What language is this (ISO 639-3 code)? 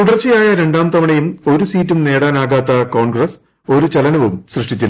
mal